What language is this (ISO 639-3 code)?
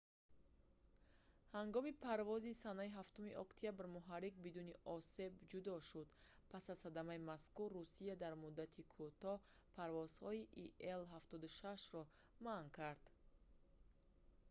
tgk